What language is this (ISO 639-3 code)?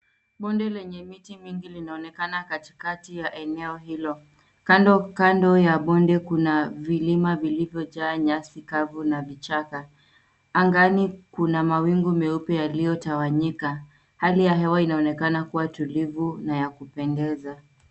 swa